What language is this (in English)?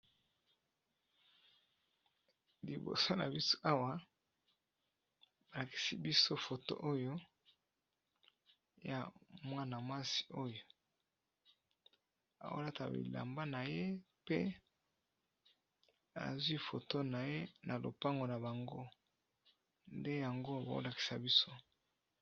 Lingala